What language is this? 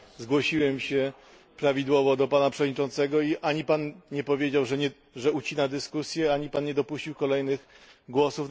Polish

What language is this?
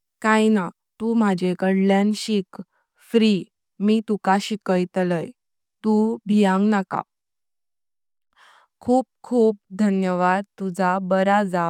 Konkani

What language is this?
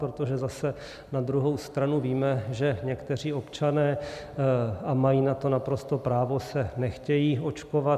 Czech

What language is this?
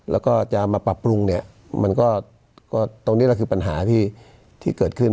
Thai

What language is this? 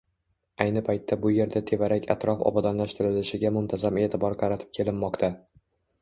Uzbek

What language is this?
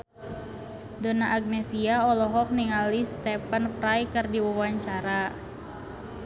Sundanese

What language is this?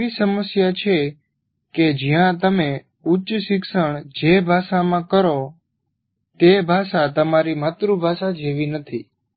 Gujarati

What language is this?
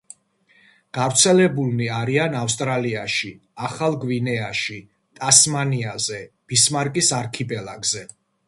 Georgian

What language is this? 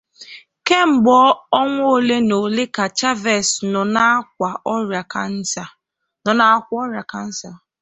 Igbo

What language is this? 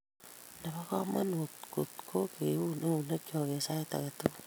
Kalenjin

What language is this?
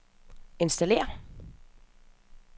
Danish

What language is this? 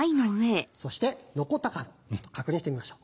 Japanese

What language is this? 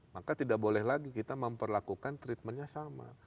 Indonesian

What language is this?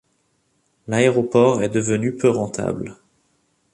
French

